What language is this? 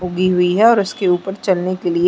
Hindi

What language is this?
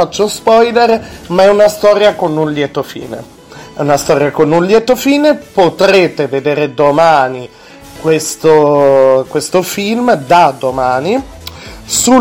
Italian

